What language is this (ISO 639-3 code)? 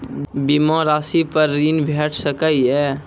mai